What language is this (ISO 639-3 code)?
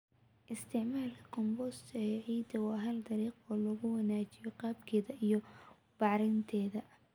som